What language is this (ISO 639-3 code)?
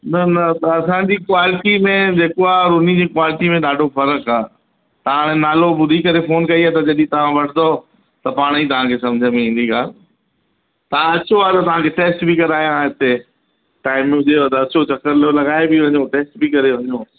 snd